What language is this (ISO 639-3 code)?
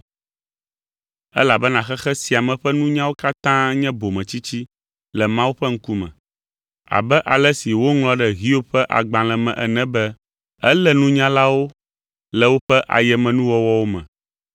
ewe